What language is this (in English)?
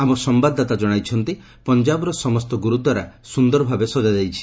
Odia